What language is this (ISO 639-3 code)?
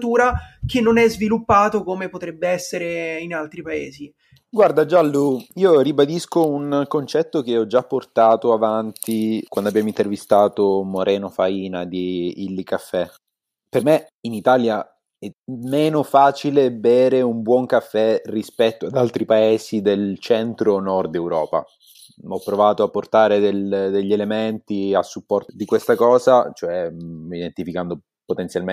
ita